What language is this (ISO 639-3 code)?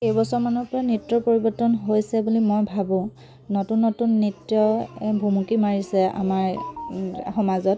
asm